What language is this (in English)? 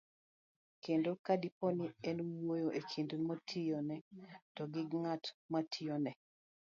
Luo (Kenya and Tanzania)